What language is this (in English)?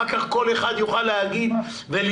Hebrew